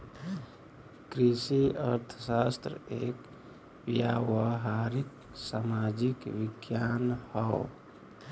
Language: Bhojpuri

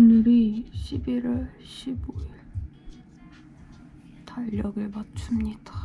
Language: Korean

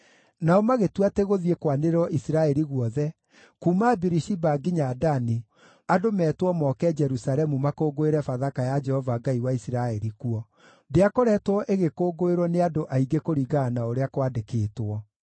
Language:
Kikuyu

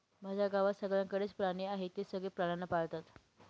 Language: Marathi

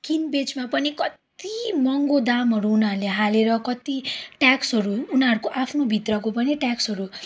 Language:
Nepali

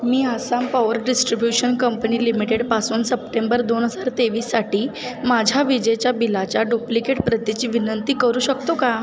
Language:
Marathi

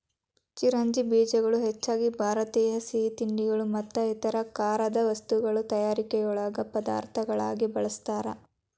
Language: Kannada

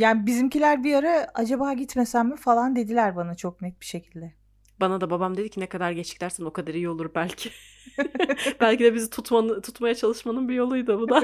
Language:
Turkish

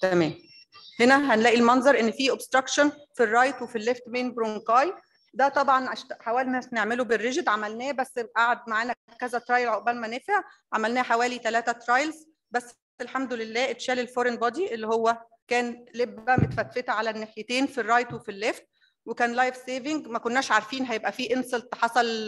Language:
Arabic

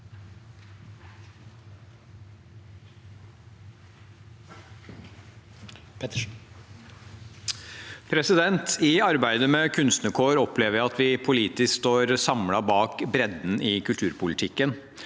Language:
Norwegian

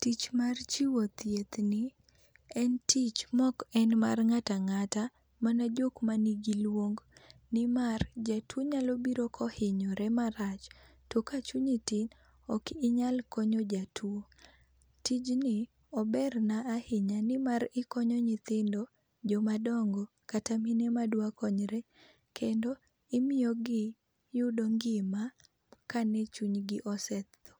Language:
Luo (Kenya and Tanzania)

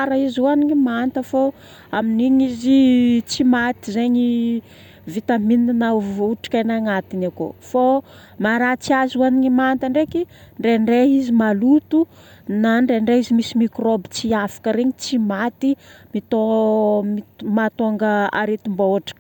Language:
Northern Betsimisaraka Malagasy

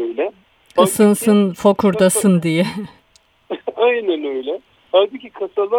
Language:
Turkish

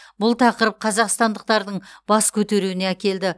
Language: Kazakh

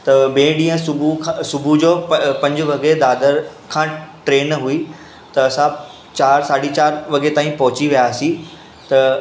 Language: Sindhi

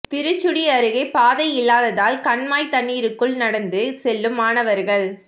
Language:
Tamil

